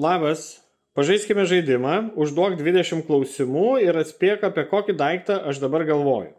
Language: Lithuanian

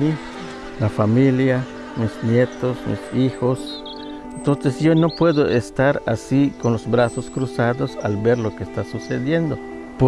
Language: Spanish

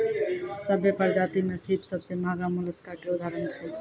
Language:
Maithili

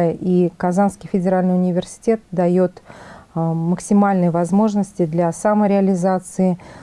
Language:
Russian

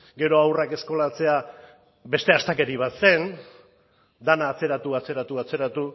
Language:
Basque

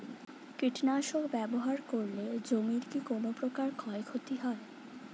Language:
Bangla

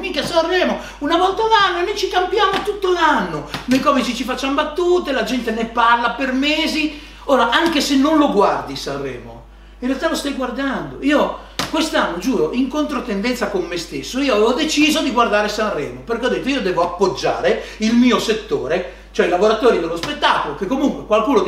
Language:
Italian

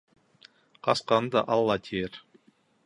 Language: Bashkir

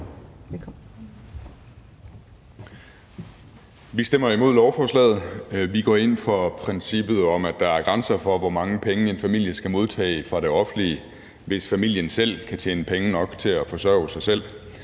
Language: Danish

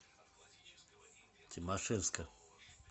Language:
Russian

